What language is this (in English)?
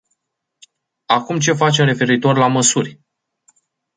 Romanian